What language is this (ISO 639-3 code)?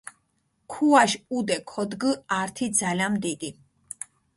xmf